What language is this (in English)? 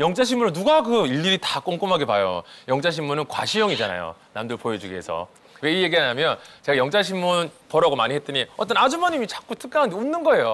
Korean